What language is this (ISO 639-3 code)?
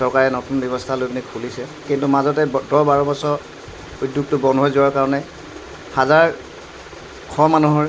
asm